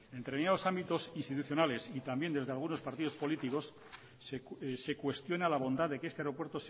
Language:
Spanish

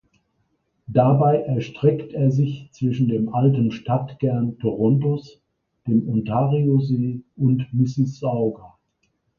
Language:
German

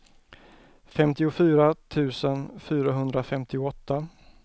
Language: Swedish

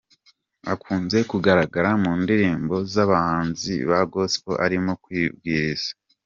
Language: Kinyarwanda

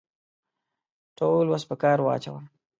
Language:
Pashto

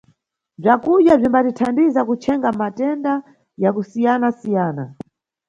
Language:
Nyungwe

